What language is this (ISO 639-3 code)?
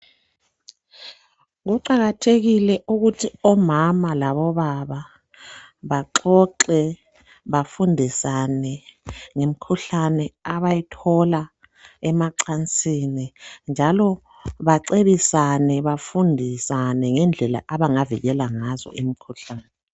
nde